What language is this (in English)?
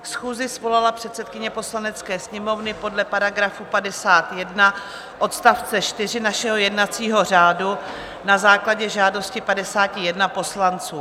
Czech